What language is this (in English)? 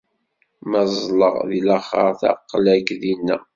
Kabyle